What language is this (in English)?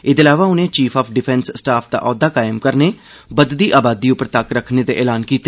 Dogri